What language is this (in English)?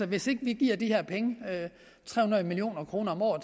Danish